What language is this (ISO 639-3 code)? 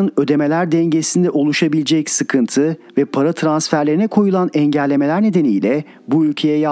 tur